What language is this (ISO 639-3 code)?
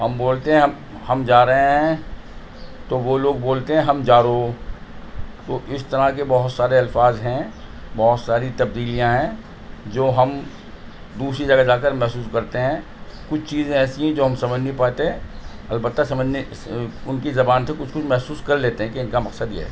urd